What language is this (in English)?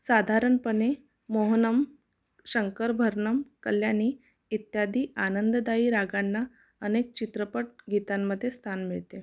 Marathi